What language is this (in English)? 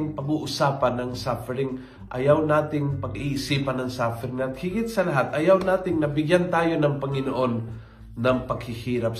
Filipino